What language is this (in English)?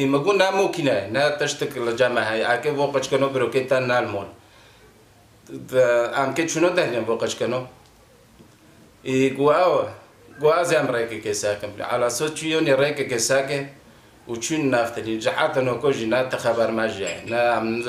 French